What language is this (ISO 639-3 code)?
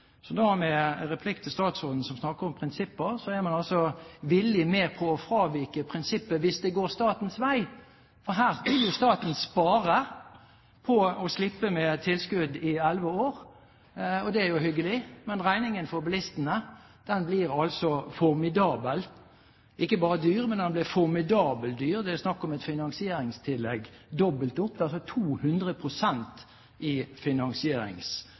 nob